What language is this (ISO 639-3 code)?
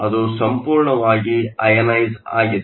kan